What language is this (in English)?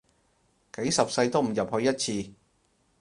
Cantonese